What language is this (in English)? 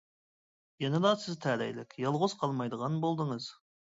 Uyghur